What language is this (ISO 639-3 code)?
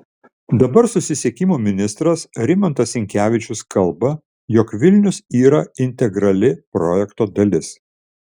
lit